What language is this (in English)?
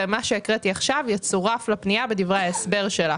Hebrew